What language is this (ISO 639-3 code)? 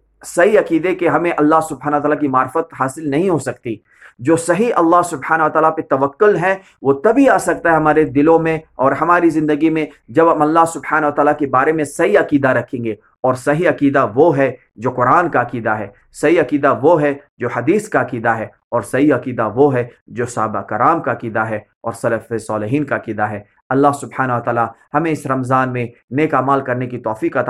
urd